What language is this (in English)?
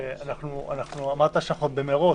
Hebrew